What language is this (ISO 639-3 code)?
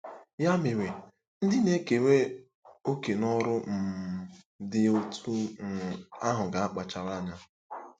ibo